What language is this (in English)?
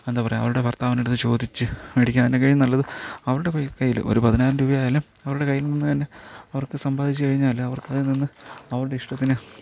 Malayalam